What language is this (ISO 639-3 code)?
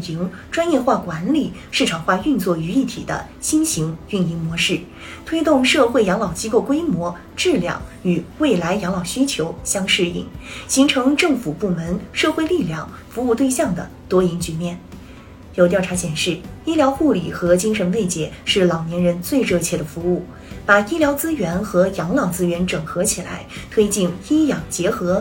zho